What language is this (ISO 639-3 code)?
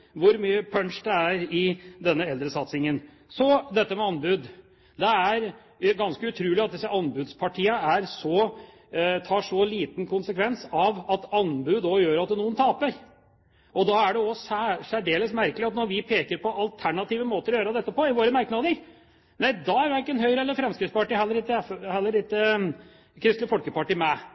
nob